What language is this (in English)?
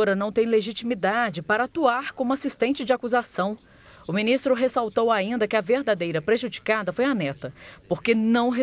Portuguese